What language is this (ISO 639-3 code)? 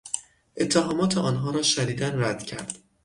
fas